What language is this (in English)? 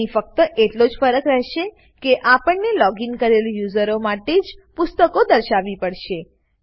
Gujarati